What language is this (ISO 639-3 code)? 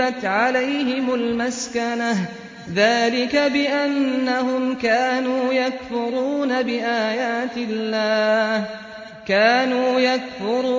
ara